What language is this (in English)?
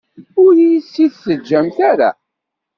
Kabyle